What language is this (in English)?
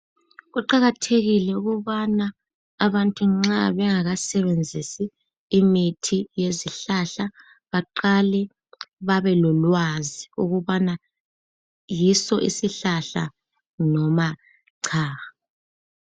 North Ndebele